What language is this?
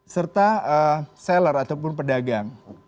Indonesian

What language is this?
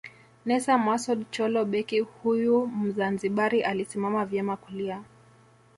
Swahili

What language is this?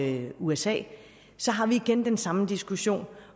Danish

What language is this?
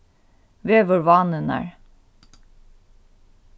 Faroese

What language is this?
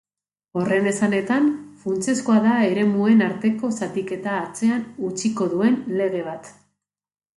Basque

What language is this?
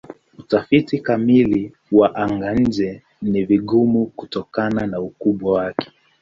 Swahili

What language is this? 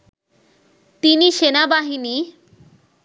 Bangla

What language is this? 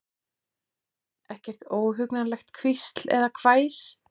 Icelandic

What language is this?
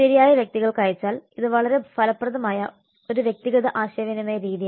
Malayalam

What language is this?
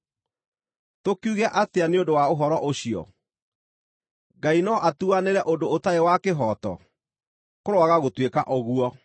Kikuyu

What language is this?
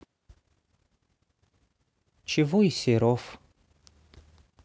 Russian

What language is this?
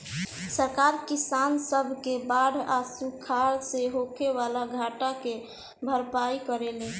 Bhojpuri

